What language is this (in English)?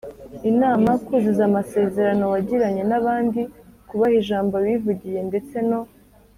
Kinyarwanda